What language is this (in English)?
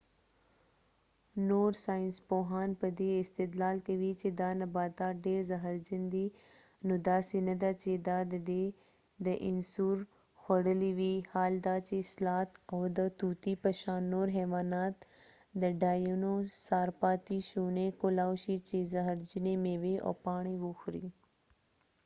Pashto